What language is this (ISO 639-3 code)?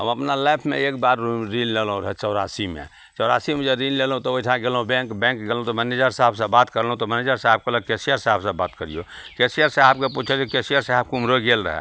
mai